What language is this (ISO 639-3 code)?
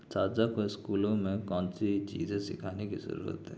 urd